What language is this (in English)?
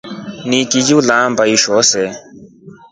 Rombo